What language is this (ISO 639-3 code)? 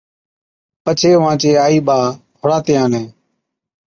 odk